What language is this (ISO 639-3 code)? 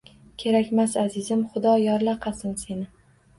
uzb